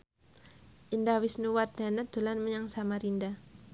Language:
Javanese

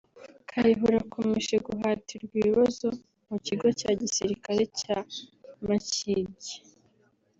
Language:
Kinyarwanda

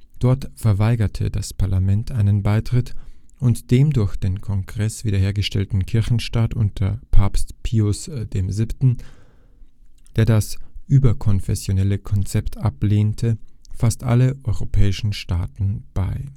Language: German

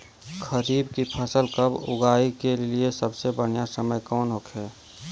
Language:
Bhojpuri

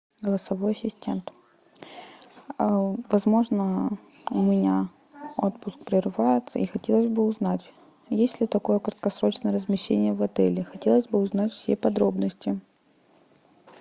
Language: Russian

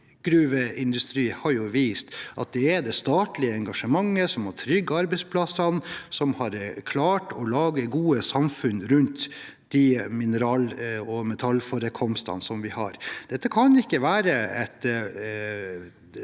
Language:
Norwegian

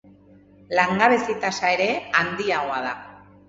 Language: Basque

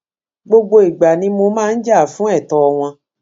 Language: Yoruba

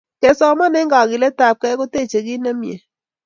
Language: Kalenjin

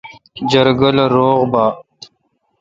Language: Kalkoti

